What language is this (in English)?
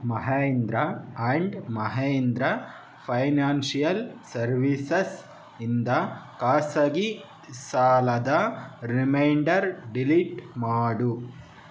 Kannada